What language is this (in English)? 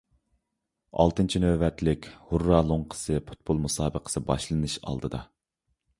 Uyghur